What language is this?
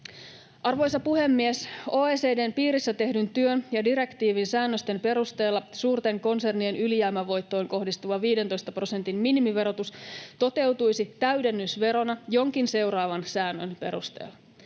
Finnish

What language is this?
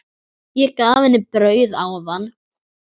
Icelandic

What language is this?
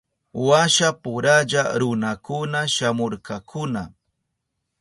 Southern Pastaza Quechua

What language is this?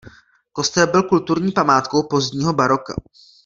Czech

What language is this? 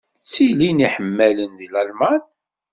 Kabyle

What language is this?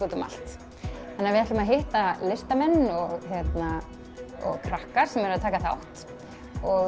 Icelandic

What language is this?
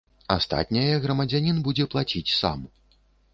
Belarusian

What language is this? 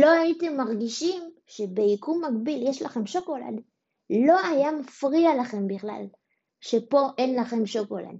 Hebrew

